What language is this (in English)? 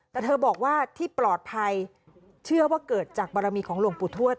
Thai